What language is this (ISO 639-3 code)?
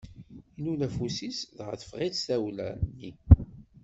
kab